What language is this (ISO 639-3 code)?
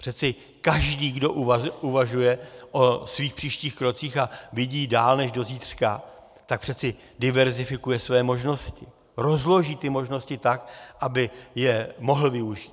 ces